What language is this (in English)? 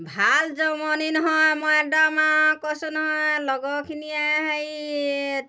Assamese